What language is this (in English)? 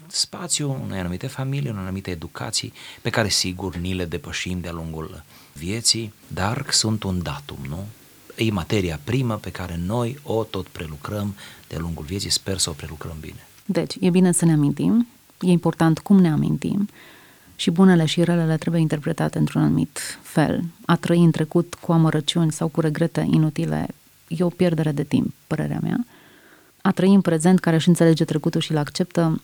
Romanian